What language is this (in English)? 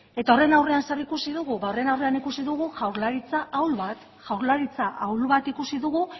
Basque